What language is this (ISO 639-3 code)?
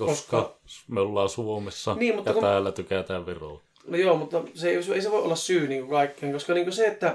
fin